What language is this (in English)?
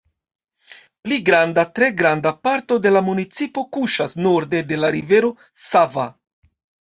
Esperanto